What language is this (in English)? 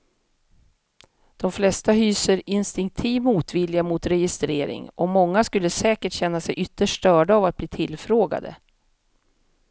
Swedish